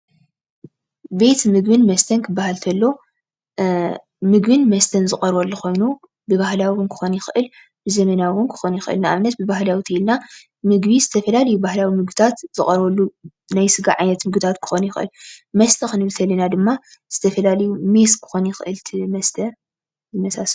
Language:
Tigrinya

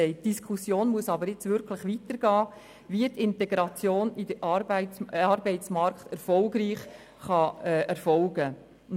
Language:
Swiss German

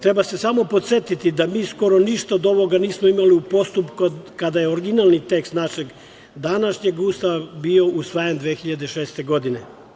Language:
Serbian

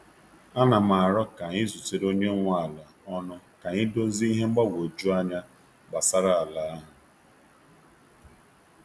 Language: Igbo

